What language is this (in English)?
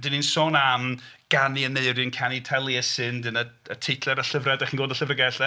Welsh